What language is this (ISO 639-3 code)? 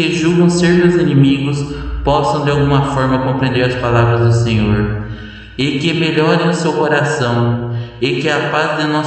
por